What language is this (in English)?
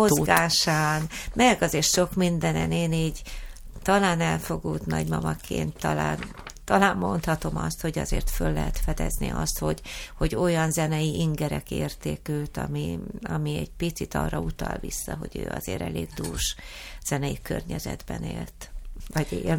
Hungarian